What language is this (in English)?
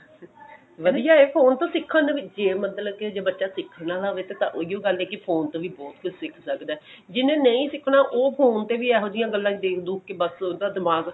Punjabi